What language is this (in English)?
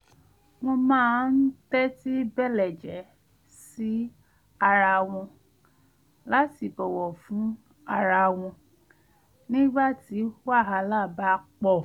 Yoruba